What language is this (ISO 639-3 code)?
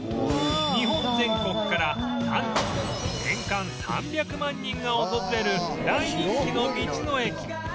jpn